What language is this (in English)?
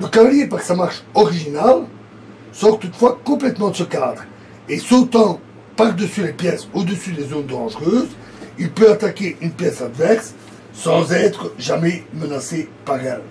French